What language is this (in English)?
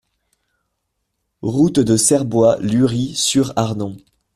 French